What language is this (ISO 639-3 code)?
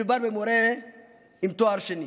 heb